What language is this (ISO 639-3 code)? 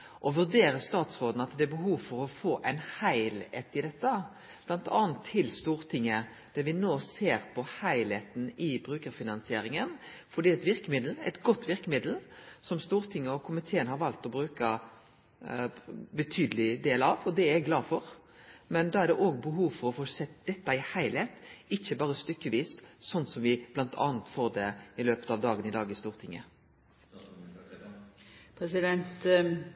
nno